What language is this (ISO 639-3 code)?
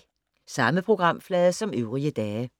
dan